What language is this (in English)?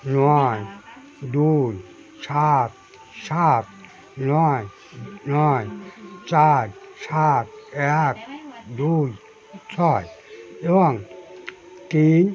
Bangla